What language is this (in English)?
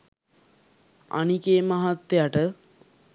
Sinhala